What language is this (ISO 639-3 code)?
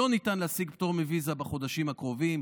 heb